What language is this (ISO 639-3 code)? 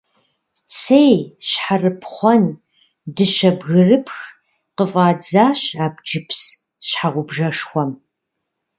kbd